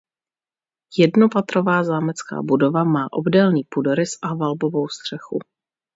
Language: Czech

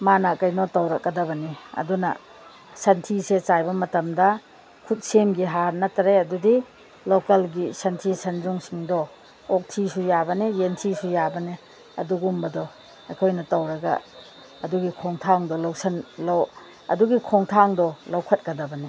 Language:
Manipuri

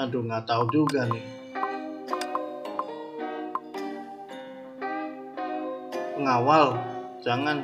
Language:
Indonesian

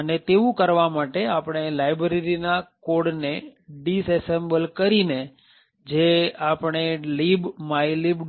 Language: Gujarati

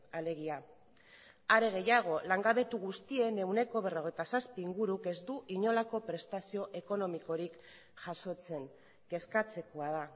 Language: Basque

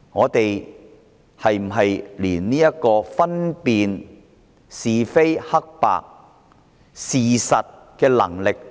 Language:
Cantonese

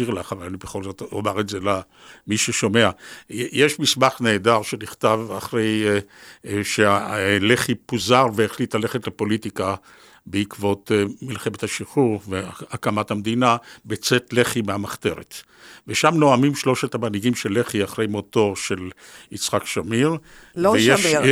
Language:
Hebrew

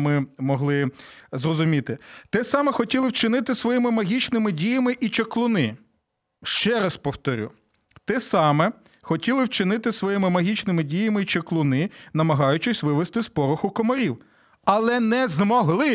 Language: Ukrainian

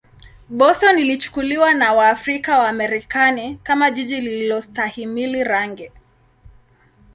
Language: Swahili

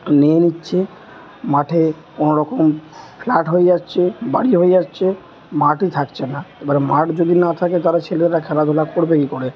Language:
Bangla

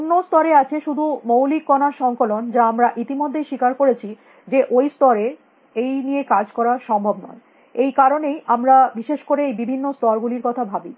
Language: Bangla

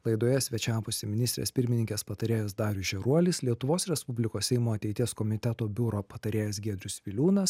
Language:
Lithuanian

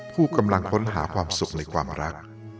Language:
Thai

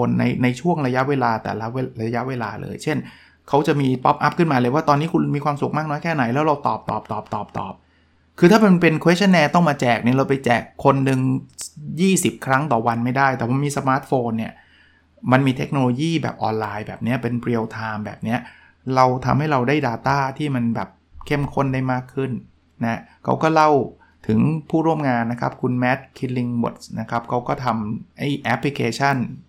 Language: Thai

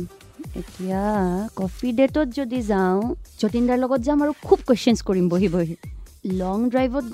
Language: Hindi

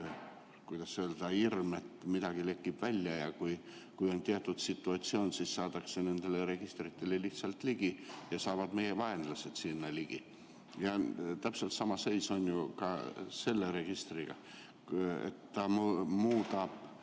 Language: Estonian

